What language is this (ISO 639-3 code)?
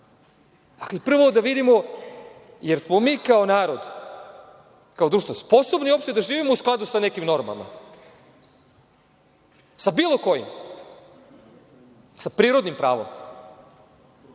srp